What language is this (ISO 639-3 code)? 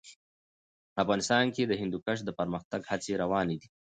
pus